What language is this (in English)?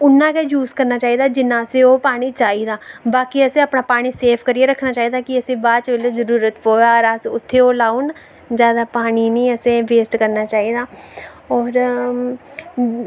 Dogri